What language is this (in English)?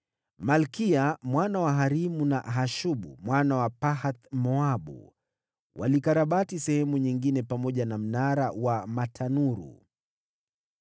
Swahili